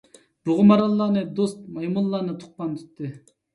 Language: Uyghur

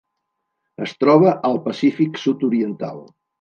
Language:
Catalan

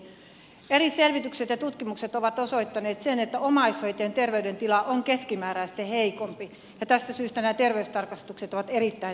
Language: Finnish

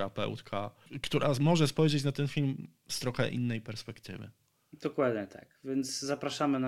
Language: Polish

